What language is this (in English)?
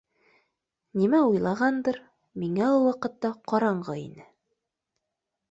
Bashkir